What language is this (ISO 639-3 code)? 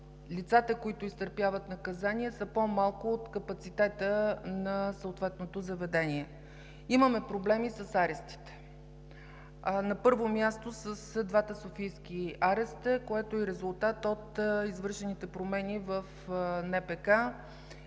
bul